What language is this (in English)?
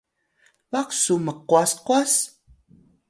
Atayal